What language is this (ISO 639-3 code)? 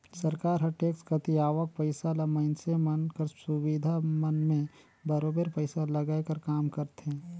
hne